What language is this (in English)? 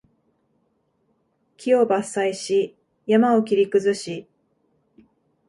Japanese